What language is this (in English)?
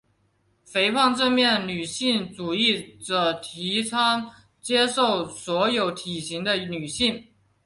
Chinese